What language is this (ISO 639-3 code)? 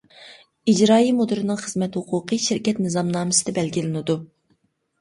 uig